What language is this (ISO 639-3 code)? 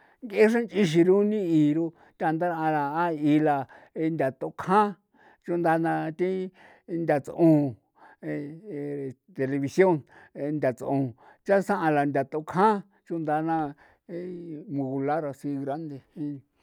pow